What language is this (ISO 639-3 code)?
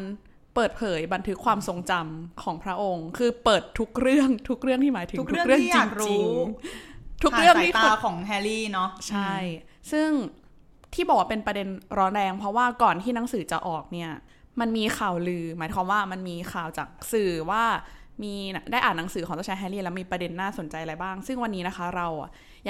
tha